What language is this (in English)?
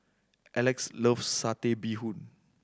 English